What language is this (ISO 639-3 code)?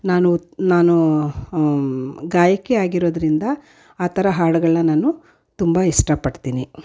kan